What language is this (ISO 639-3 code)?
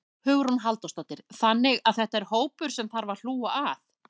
isl